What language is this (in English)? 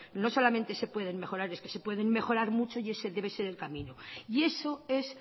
Spanish